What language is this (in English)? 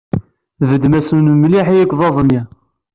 Kabyle